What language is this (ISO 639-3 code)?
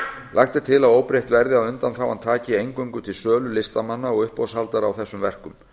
isl